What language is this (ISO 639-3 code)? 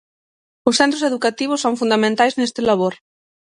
glg